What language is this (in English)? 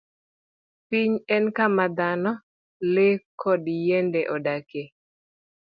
Luo (Kenya and Tanzania)